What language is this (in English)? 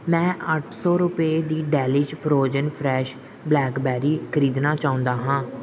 Punjabi